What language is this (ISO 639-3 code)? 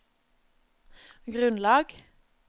nor